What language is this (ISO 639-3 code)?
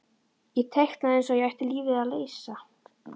isl